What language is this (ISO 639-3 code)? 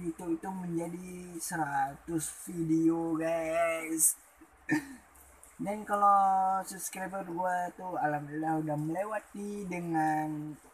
ind